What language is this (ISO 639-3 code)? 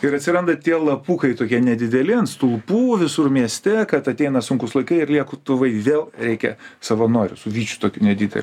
lit